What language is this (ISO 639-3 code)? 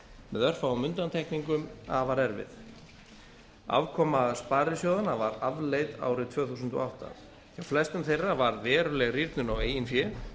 isl